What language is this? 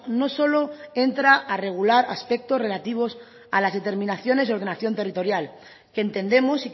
Spanish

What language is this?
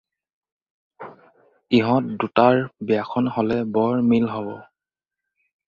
Assamese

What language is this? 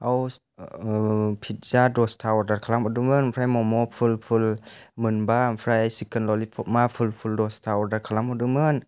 Bodo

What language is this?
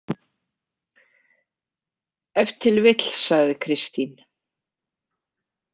Icelandic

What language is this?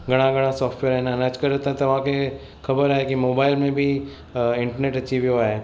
Sindhi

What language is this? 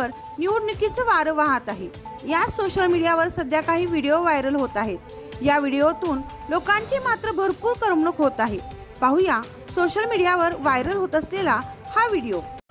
Marathi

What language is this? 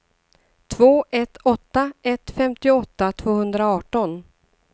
Swedish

